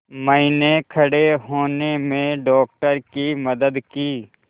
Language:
Hindi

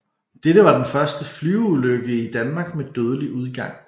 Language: Danish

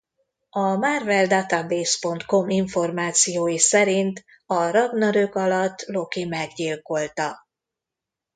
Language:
Hungarian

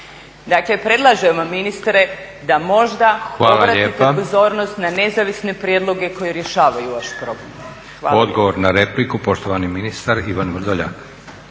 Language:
Croatian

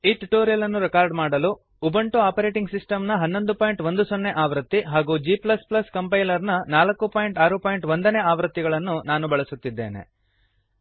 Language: Kannada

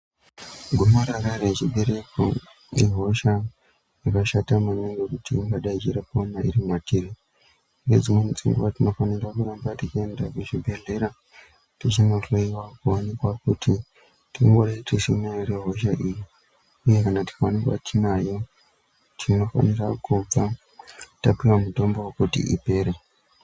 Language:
Ndau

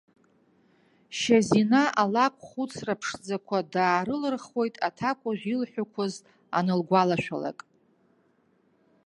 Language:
Abkhazian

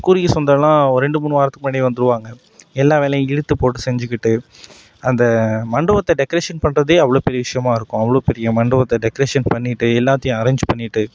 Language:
Tamil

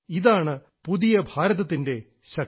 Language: Malayalam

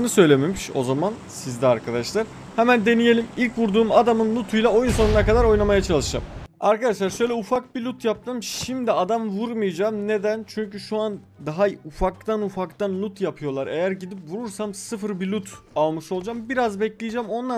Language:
Turkish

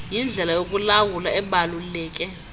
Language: Xhosa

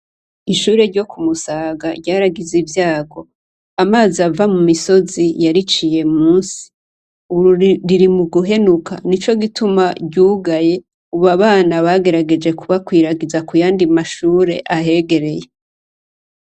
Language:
Rundi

